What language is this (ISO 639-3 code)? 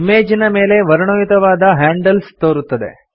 kan